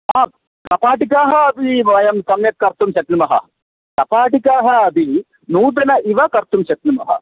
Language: Sanskrit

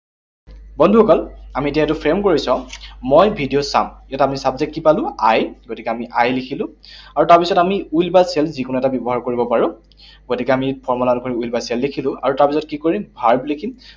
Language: Assamese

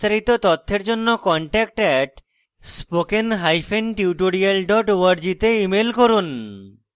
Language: Bangla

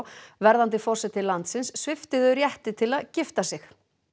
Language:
Icelandic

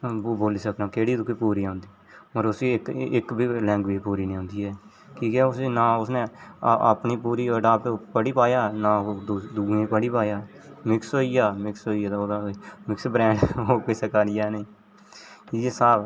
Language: Dogri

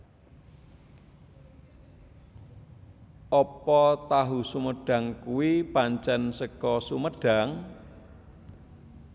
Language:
Javanese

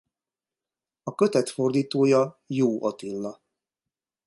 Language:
Hungarian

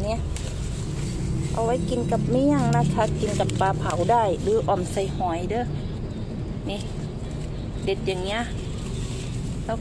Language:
Thai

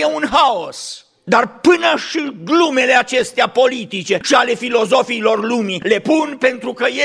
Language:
Romanian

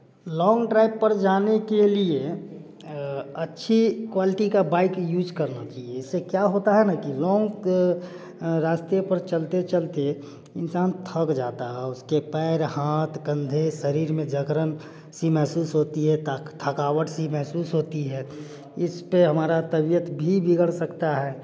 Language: Hindi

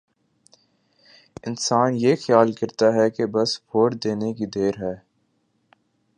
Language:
Urdu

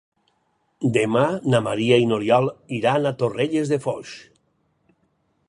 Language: Catalan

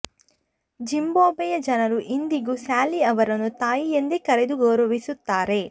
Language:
Kannada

